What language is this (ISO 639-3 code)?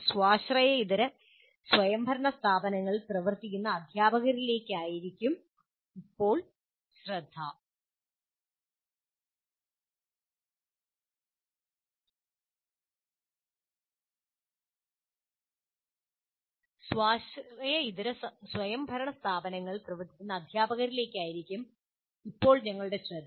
mal